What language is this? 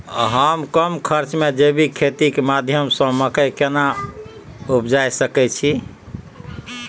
Maithili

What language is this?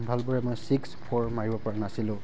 Assamese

